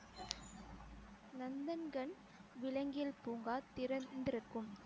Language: Tamil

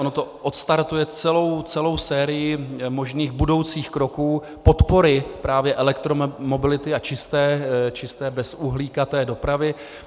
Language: Czech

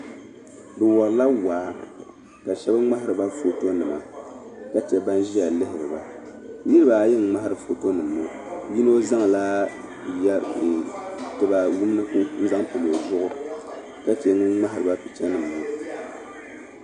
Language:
Dagbani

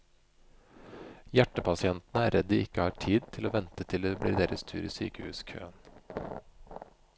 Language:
Norwegian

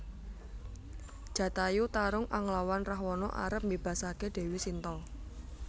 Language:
Javanese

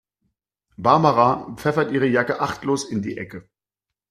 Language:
German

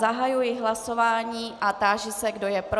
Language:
Czech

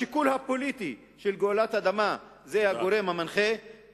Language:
Hebrew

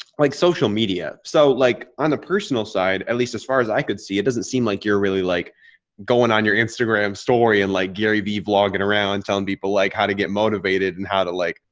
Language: English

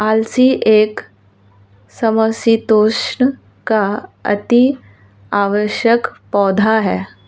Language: Hindi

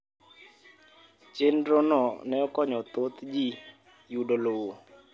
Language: Luo (Kenya and Tanzania)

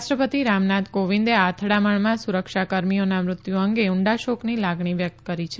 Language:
Gujarati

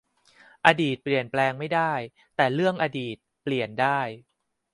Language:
Thai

